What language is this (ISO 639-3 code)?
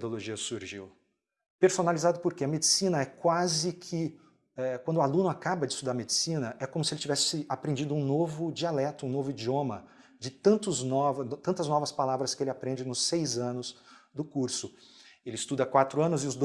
por